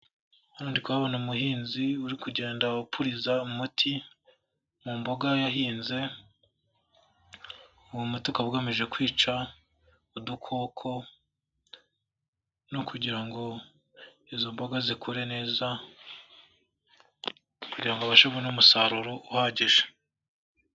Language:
Kinyarwanda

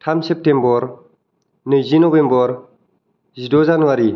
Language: Bodo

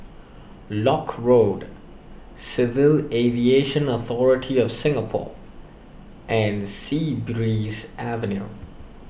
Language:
English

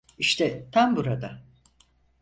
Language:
Turkish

